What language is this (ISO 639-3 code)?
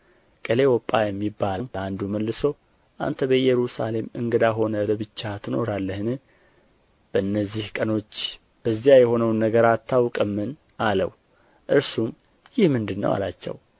amh